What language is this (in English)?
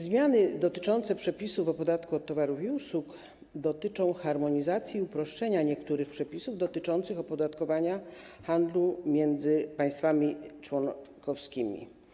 Polish